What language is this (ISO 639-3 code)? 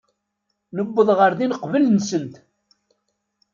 kab